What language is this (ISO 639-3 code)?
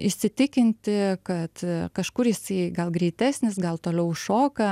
lit